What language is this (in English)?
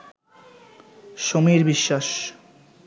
Bangla